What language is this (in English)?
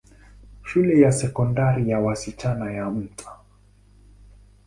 Swahili